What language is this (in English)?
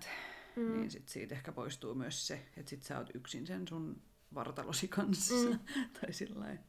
Finnish